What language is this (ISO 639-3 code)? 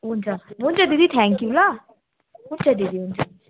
nep